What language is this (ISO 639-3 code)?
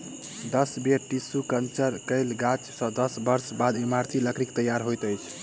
mai